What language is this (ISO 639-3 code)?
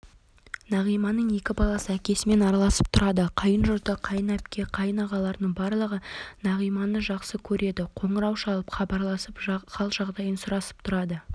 kaz